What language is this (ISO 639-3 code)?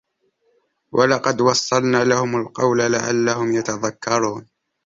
ara